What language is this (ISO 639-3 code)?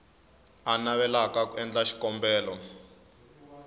tso